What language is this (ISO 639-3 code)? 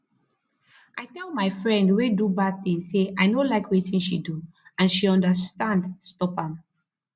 pcm